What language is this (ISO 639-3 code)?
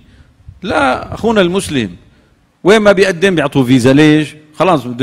ara